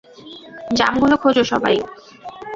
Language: Bangla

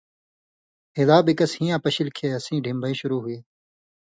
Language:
Indus Kohistani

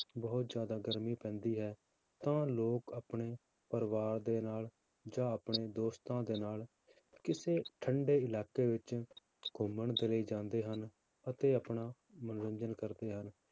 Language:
Punjabi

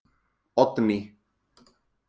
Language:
Icelandic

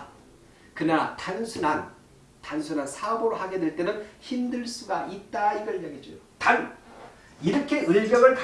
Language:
Korean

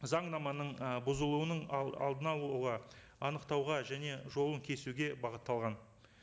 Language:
Kazakh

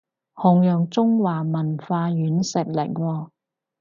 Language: Cantonese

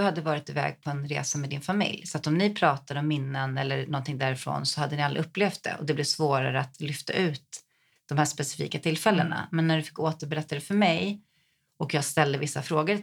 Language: Swedish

